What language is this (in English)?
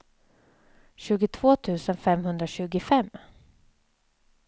Swedish